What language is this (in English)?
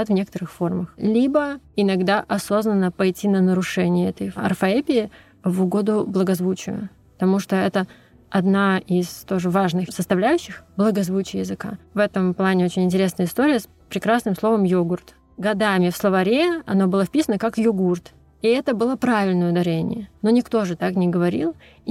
Russian